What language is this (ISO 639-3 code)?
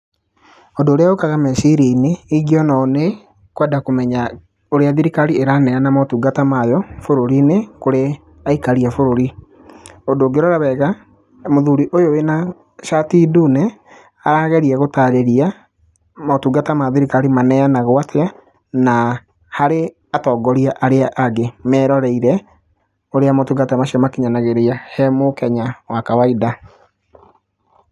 kik